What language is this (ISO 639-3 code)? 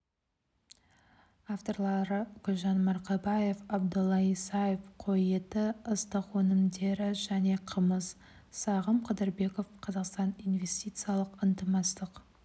kaz